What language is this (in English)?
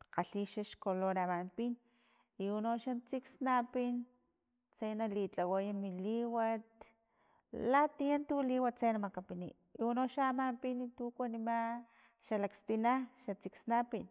Filomena Mata-Coahuitlán Totonac